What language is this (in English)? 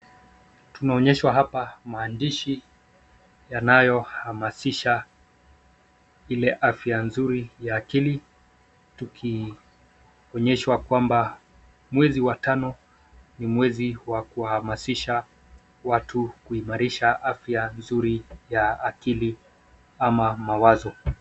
Swahili